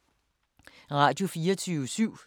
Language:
Danish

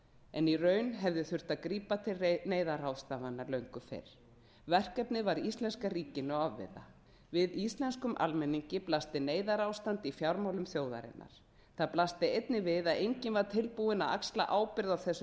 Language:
Icelandic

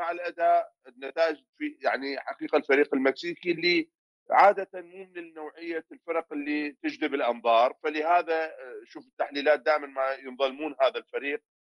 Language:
Arabic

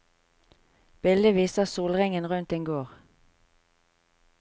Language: Norwegian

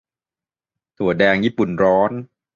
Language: Thai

